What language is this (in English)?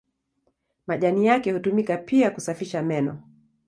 Swahili